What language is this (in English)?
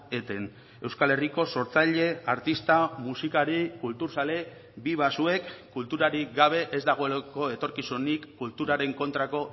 Basque